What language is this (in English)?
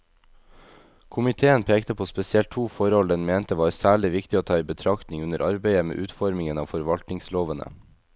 Norwegian